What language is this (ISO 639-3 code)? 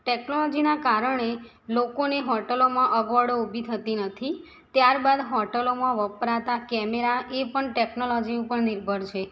guj